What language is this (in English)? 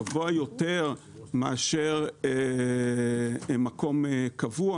Hebrew